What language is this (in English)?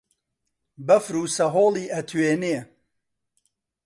Central Kurdish